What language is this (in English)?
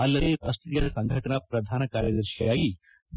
Kannada